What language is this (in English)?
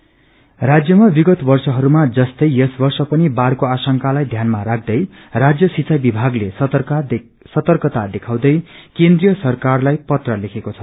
Nepali